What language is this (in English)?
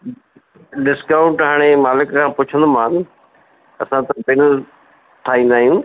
Sindhi